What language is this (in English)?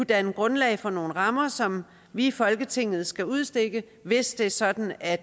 Danish